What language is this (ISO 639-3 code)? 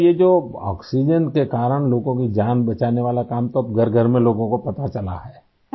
urd